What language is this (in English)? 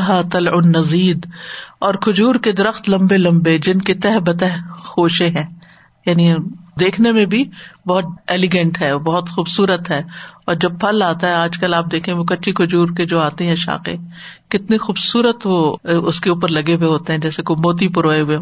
Urdu